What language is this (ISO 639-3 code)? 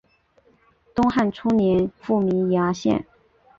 zho